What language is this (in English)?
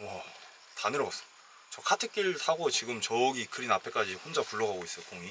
Korean